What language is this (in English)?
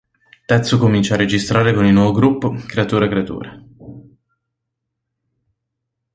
Italian